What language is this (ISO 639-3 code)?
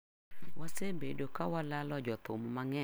luo